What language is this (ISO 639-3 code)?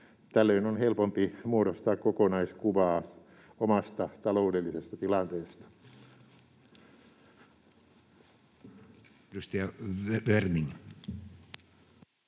fin